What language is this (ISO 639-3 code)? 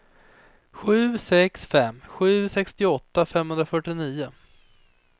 swe